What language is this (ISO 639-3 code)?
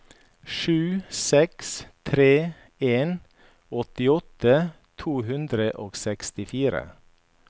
nor